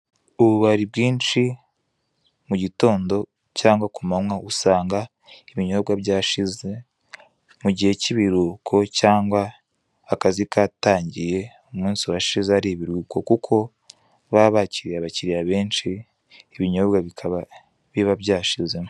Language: Kinyarwanda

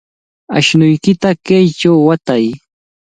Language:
Cajatambo North Lima Quechua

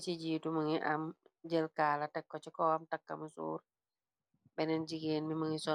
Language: Wolof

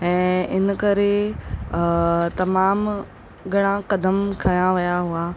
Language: Sindhi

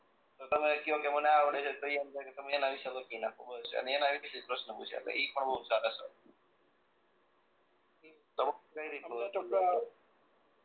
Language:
Gujarati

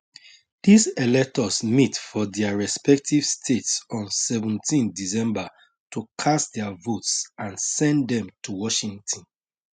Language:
Nigerian Pidgin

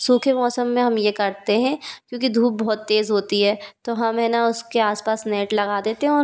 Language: Hindi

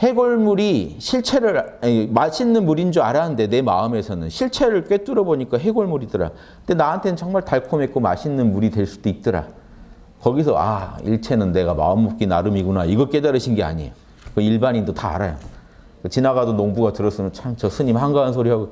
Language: Korean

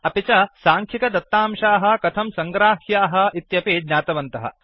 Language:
Sanskrit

